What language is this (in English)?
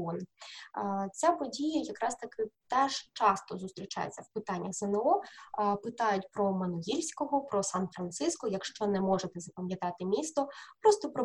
Ukrainian